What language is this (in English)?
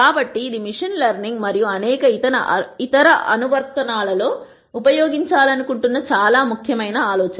Telugu